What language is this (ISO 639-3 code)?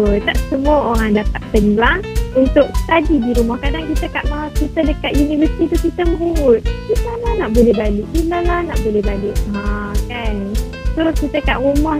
msa